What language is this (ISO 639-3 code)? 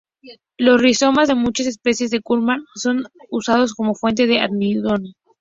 spa